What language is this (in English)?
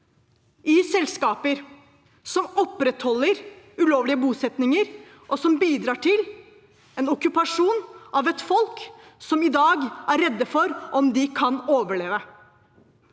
Norwegian